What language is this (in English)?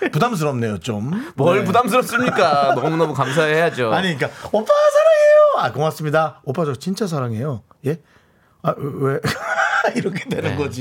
Korean